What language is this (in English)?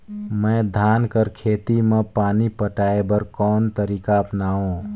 Chhattisgarhi